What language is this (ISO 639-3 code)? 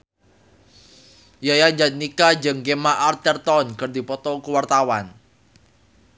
sun